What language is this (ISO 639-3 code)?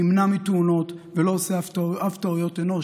heb